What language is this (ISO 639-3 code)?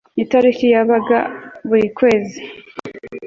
kin